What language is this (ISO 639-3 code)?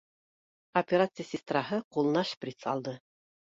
bak